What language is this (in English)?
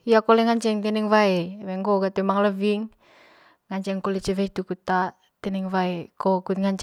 Manggarai